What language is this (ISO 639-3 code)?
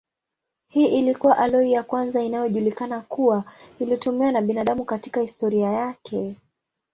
swa